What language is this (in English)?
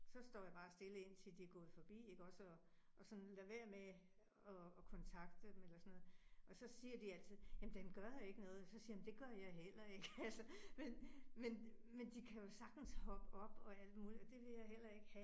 Danish